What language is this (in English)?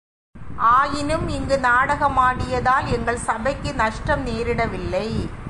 Tamil